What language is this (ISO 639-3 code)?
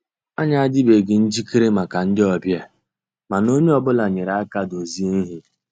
ibo